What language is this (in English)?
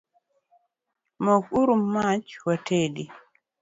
Luo (Kenya and Tanzania)